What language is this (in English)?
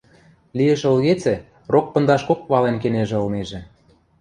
Western Mari